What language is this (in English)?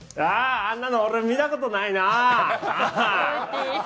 Japanese